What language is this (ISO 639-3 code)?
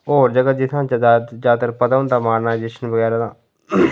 doi